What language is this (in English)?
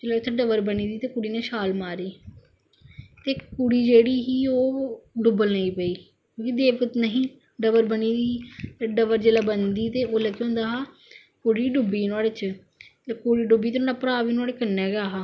Dogri